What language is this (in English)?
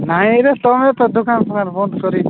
Odia